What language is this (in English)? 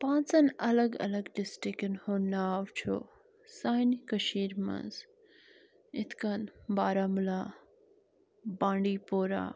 Kashmiri